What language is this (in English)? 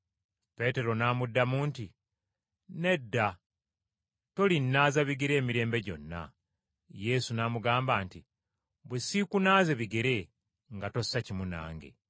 Ganda